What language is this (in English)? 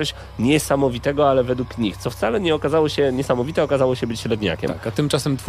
Polish